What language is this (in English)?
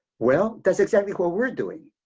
English